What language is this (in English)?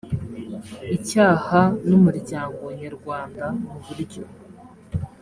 Kinyarwanda